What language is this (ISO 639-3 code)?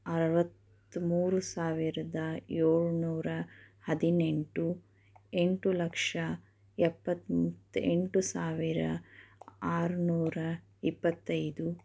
kan